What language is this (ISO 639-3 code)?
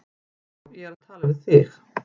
isl